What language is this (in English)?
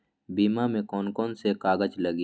Magahi